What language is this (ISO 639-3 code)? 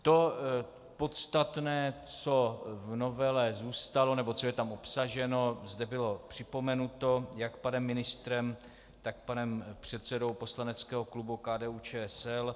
ces